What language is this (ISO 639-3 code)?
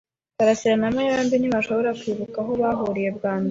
kin